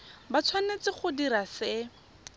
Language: Tswana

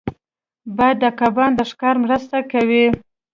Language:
Pashto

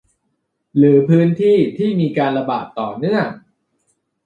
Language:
Thai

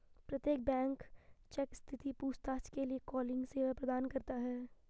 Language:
Hindi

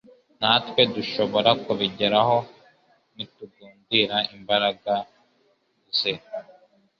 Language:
Kinyarwanda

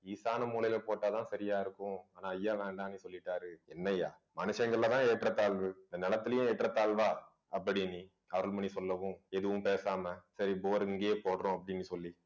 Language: Tamil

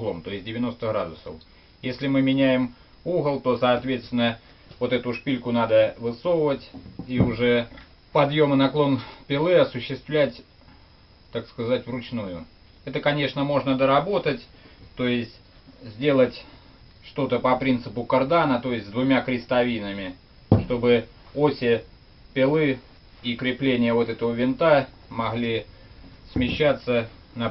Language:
Russian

